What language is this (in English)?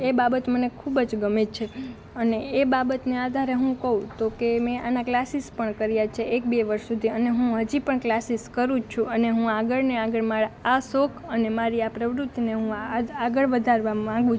Gujarati